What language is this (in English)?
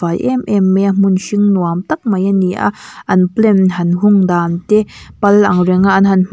Mizo